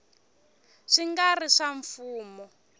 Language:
Tsonga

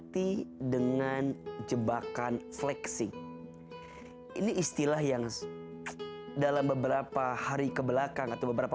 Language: Indonesian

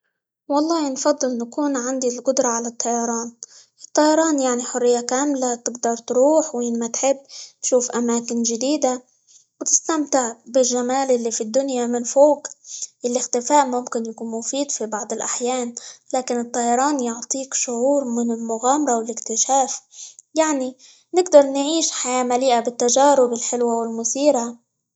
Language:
Libyan Arabic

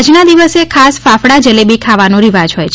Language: Gujarati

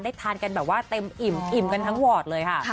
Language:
Thai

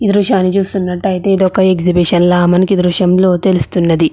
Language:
Telugu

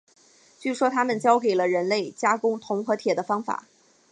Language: Chinese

